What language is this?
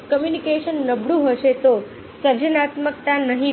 Gujarati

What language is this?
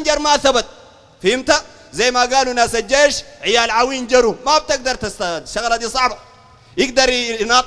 Arabic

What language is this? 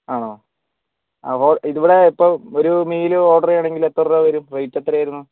Malayalam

